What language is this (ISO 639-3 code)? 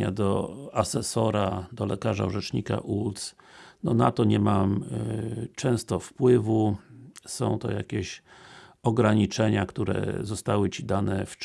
pol